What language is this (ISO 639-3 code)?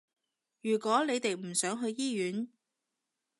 yue